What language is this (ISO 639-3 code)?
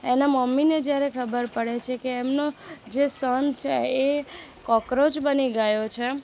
guj